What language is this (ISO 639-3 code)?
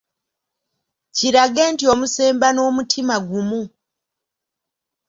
lug